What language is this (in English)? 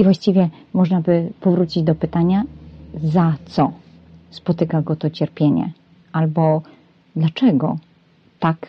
Polish